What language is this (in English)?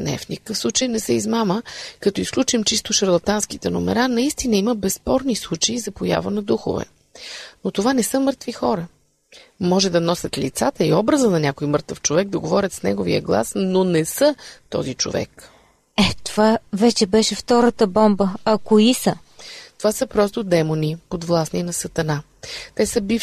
Bulgarian